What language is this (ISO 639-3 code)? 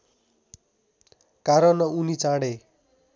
nep